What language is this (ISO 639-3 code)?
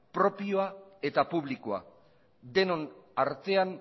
eus